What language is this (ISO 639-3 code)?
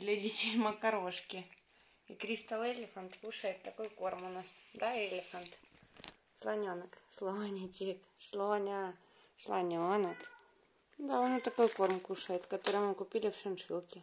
rus